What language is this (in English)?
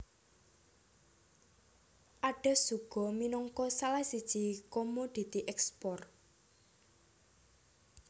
Javanese